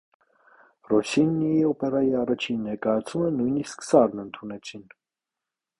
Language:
Armenian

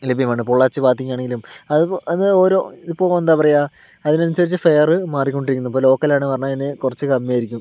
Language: Malayalam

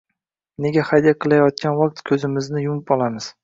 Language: Uzbek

